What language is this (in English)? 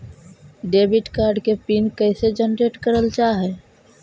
Magahi